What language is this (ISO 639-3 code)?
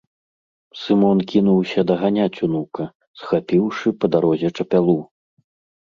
bel